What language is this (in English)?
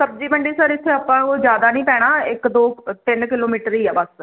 Punjabi